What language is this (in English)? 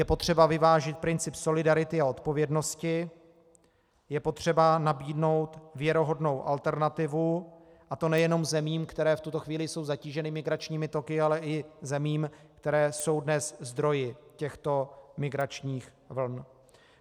Czech